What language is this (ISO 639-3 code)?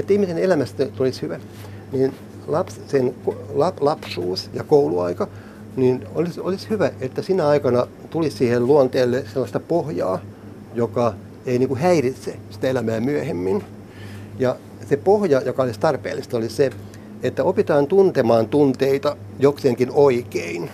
fin